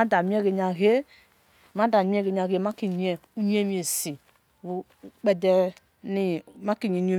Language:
Esan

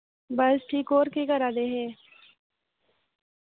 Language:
Dogri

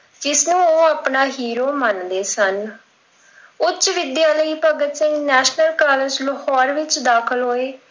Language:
Punjabi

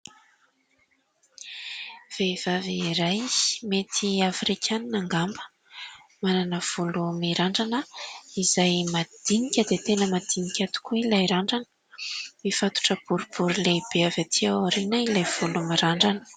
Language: Malagasy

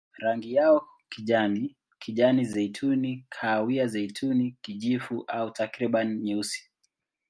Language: Swahili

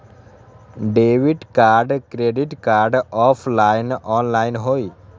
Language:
Magahi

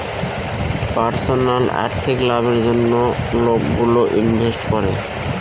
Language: Bangla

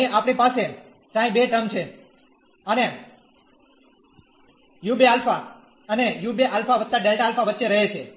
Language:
Gujarati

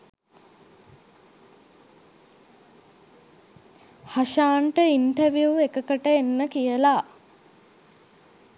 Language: Sinhala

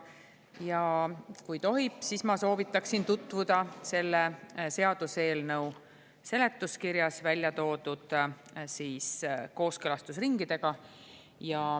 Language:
Estonian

